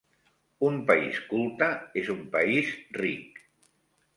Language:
Catalan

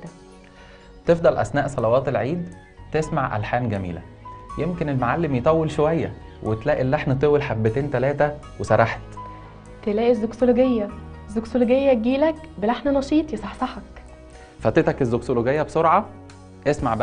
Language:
Arabic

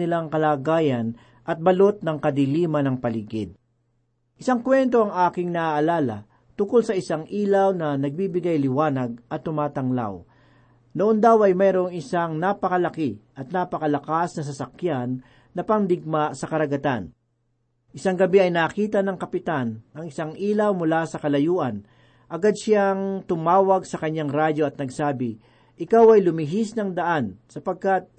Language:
Filipino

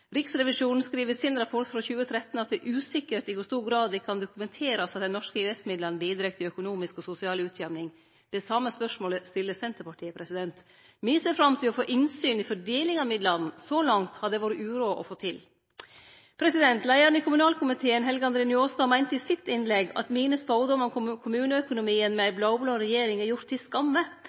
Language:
Norwegian Nynorsk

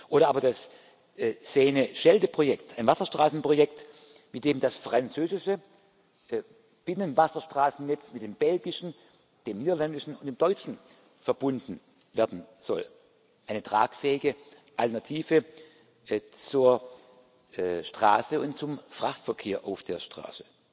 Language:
German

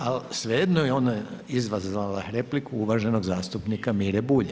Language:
Croatian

